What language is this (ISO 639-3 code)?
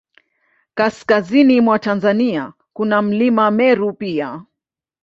swa